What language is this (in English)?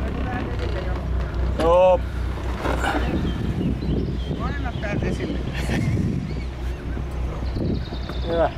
Finnish